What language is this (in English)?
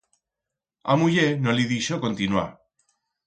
Aragonese